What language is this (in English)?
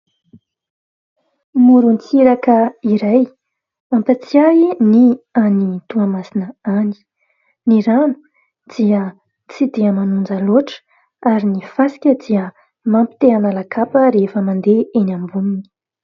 Malagasy